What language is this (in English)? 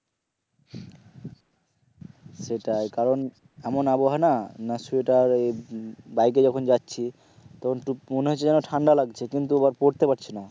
Bangla